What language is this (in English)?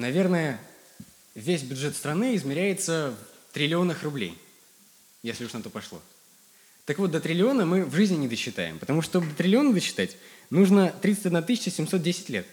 Russian